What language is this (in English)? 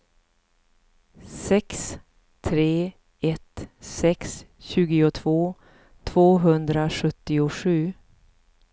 Swedish